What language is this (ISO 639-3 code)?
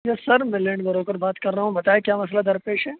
urd